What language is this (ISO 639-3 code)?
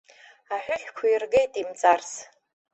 abk